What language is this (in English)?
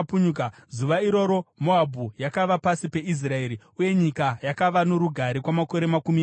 Shona